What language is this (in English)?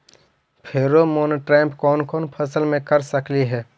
Magahi